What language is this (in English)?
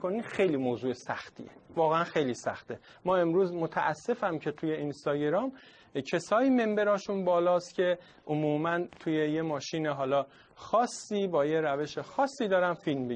Persian